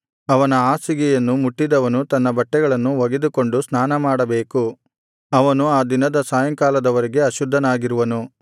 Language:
Kannada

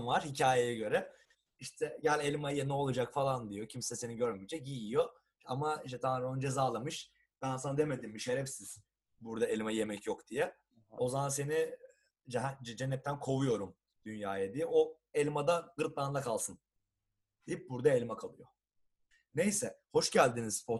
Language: Turkish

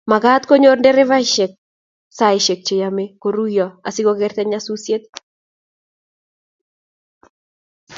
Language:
Kalenjin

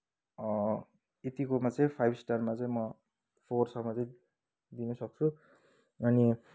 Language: Nepali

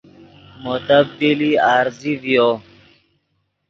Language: Yidgha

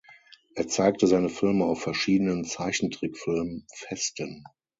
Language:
German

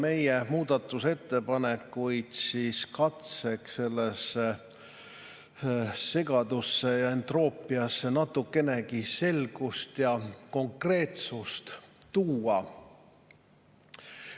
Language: Estonian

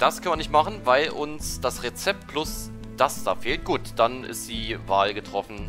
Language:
German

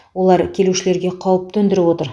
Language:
Kazakh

